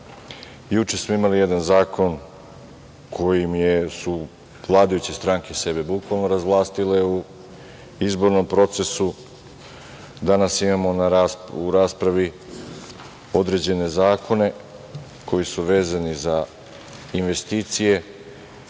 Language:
Serbian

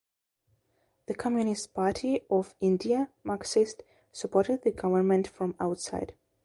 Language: English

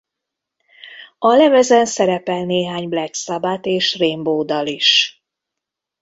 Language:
Hungarian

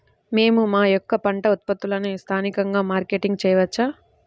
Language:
Telugu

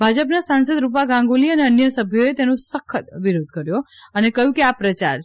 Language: Gujarati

